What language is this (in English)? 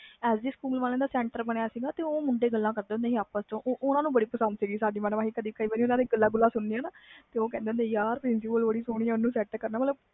Punjabi